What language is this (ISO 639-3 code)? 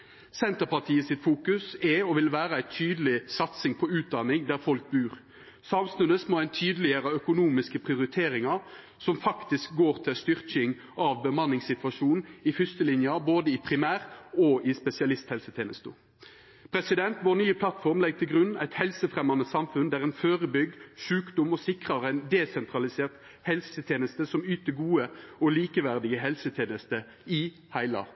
nno